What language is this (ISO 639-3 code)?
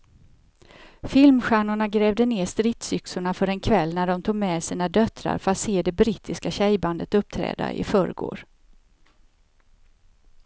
swe